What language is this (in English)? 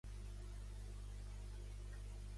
Catalan